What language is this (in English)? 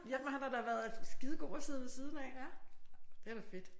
Danish